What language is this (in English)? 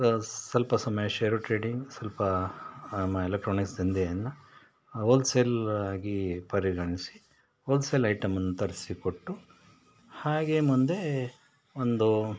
Kannada